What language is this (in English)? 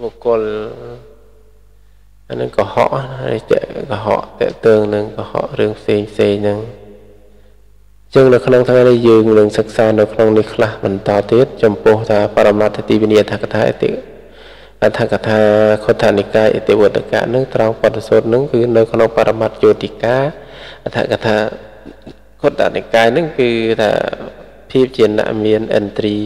Thai